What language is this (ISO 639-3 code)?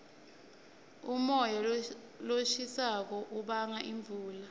ssw